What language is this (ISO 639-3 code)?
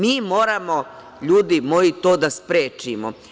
srp